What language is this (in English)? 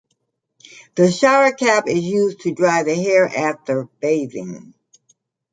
English